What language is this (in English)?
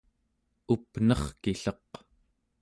Central Yupik